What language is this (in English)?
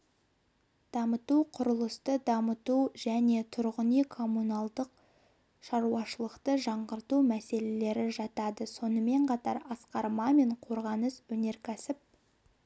Kazakh